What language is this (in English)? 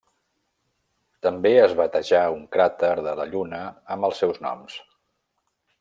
Catalan